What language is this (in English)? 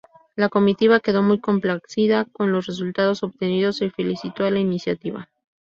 Spanish